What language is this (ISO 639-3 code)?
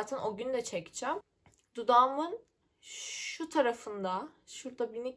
tur